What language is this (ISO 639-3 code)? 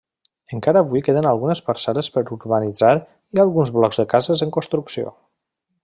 cat